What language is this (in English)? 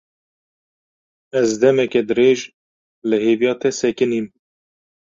Kurdish